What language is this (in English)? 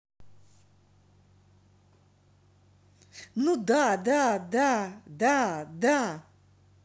Russian